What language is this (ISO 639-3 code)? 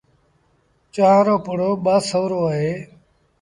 sbn